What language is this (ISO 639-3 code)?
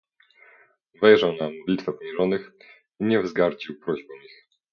pol